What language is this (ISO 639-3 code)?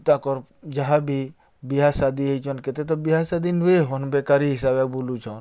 ori